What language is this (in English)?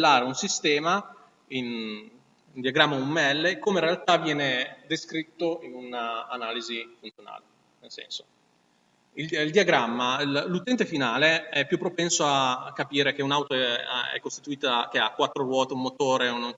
Italian